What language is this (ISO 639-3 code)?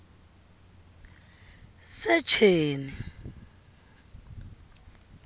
tso